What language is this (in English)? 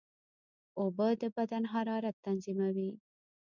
Pashto